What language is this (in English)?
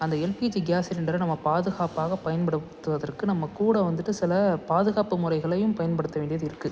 Tamil